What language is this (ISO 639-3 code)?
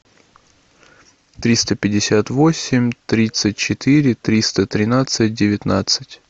rus